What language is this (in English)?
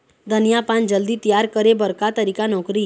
Chhattisgarhi